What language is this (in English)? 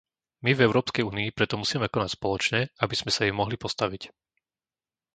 Slovak